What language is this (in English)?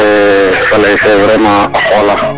Serer